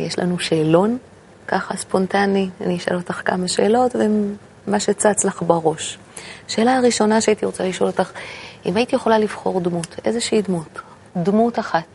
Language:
Hebrew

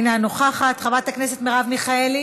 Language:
Hebrew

